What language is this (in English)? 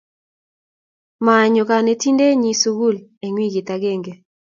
Kalenjin